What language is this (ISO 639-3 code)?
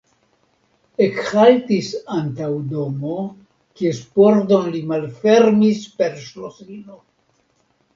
epo